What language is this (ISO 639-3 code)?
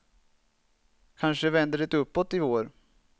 swe